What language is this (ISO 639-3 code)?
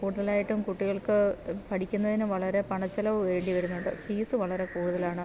mal